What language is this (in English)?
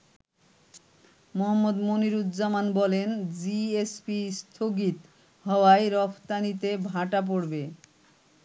Bangla